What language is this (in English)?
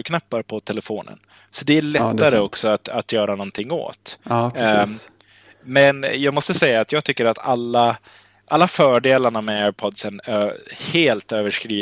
Swedish